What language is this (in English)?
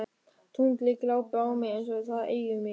Icelandic